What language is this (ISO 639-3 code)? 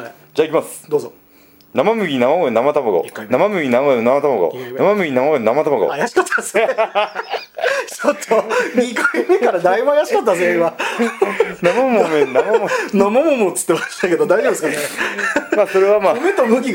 jpn